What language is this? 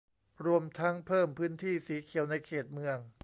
Thai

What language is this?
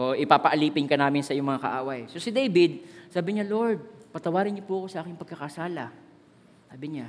Filipino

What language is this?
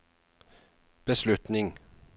Norwegian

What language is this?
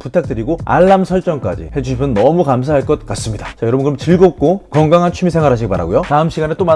Korean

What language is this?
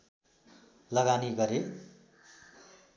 Nepali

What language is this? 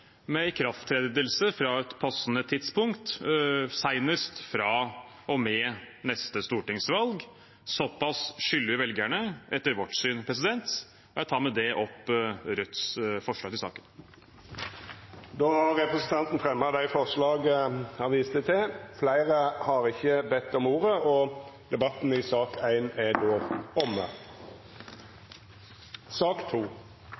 Norwegian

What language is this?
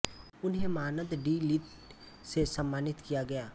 Hindi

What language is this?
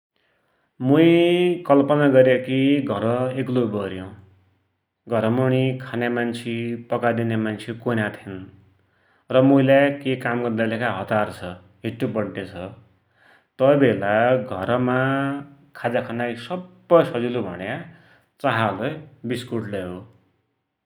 Dotyali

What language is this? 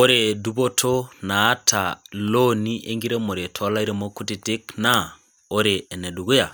Masai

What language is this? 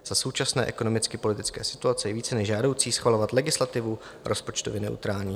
Czech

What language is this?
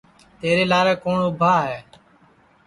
Sansi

